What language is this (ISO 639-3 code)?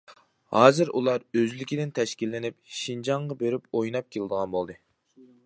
uig